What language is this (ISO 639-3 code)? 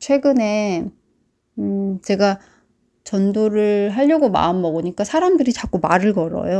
kor